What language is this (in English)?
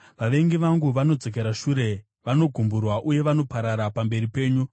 Shona